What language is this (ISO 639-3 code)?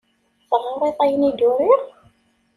kab